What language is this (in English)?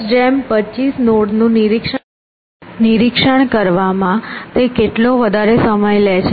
Gujarati